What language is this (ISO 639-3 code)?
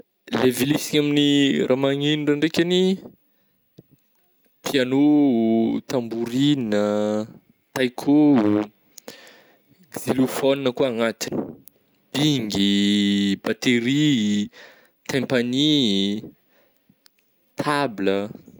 bmm